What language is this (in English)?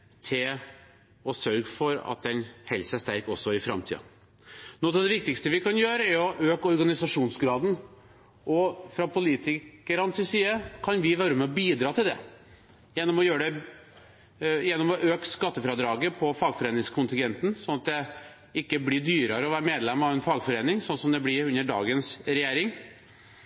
Norwegian Bokmål